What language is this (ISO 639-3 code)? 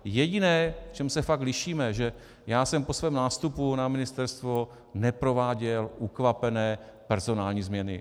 ces